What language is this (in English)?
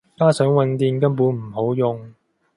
Cantonese